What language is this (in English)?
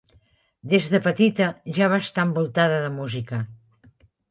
Catalan